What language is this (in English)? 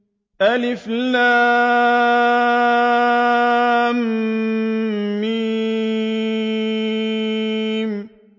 Arabic